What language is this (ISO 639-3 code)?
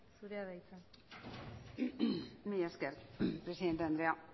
eus